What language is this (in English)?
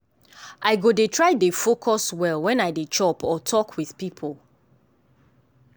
Nigerian Pidgin